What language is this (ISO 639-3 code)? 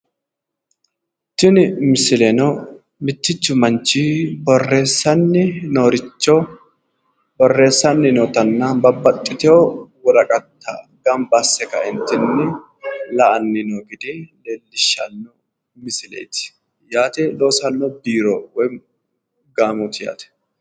sid